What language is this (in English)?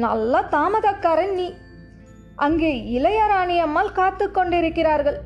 Tamil